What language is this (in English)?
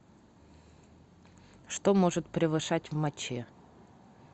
Russian